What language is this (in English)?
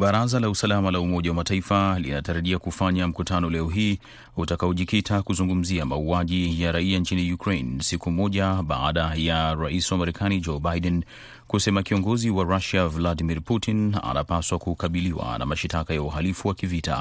Swahili